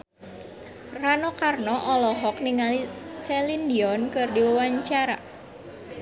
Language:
Sundanese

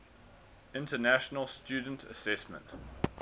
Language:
English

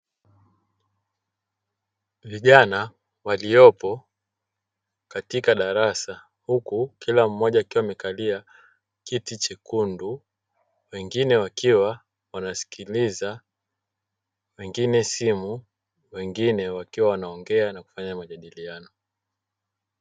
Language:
Swahili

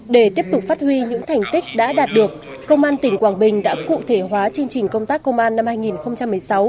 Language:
Vietnamese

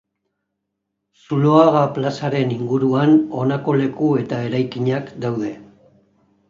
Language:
Basque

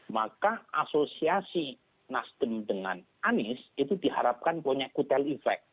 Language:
Indonesian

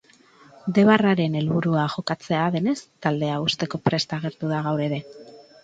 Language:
Basque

